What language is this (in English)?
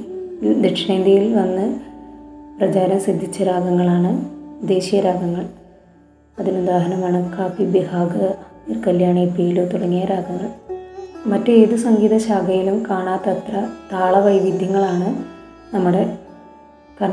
Malayalam